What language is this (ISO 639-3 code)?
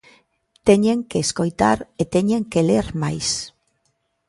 glg